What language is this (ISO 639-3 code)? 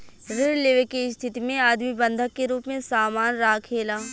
bho